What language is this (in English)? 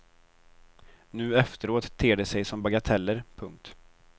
Swedish